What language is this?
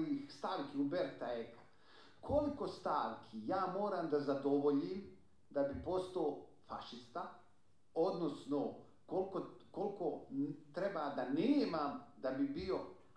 Croatian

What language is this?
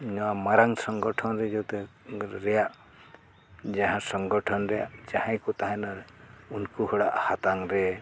Santali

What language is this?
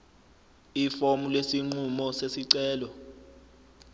Zulu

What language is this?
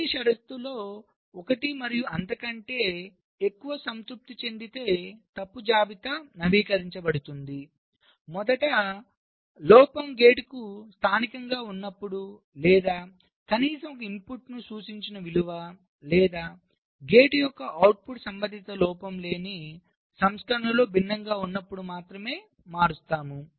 Telugu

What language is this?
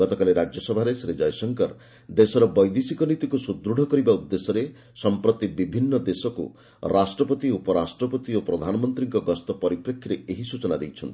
Odia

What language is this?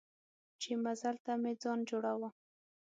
Pashto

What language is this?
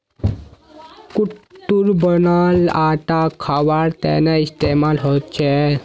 Magahi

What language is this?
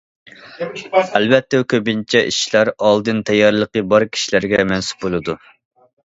Uyghur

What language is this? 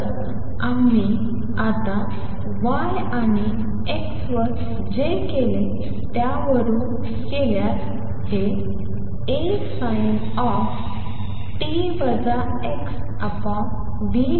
Marathi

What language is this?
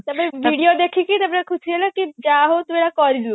Odia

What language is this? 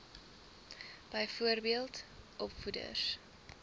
Afrikaans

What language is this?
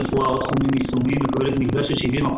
Hebrew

